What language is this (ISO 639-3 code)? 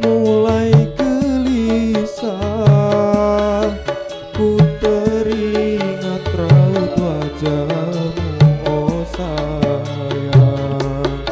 ind